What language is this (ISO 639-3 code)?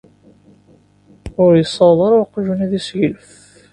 kab